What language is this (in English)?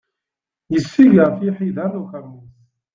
Kabyle